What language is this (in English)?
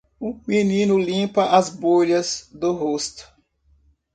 Portuguese